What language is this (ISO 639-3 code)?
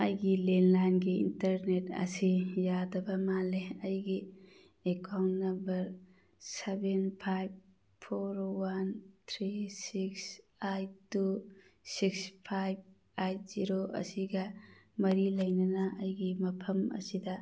mni